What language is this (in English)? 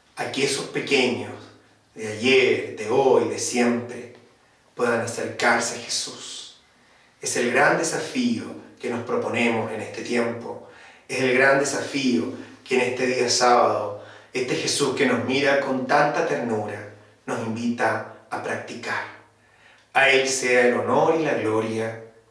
Spanish